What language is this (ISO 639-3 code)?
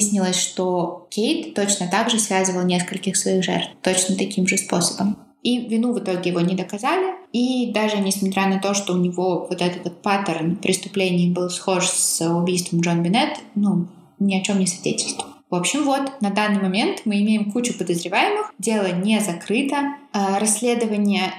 rus